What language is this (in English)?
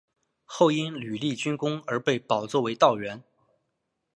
Chinese